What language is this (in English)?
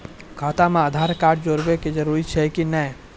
Maithili